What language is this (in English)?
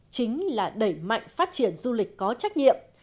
Vietnamese